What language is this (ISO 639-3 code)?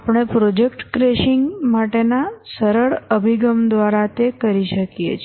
guj